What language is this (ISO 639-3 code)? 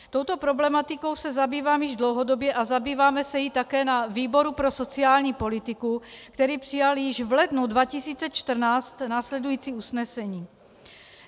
ces